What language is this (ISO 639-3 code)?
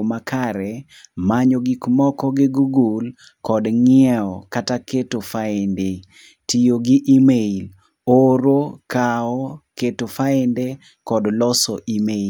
luo